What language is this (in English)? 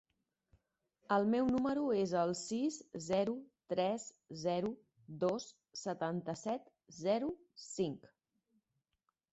Catalan